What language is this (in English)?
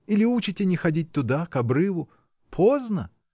Russian